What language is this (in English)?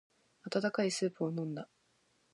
Japanese